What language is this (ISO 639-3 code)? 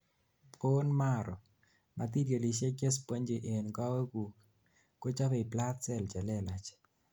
kln